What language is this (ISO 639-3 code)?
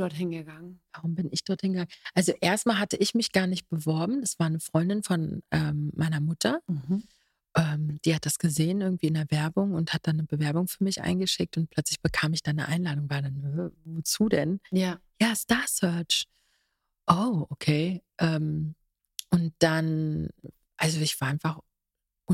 deu